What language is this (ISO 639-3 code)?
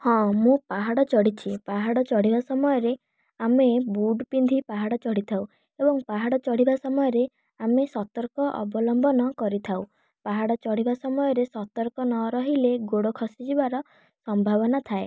ori